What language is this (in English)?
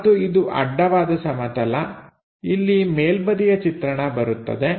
Kannada